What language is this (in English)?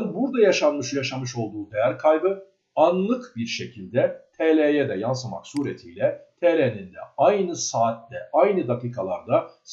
Turkish